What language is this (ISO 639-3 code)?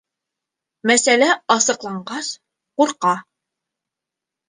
bak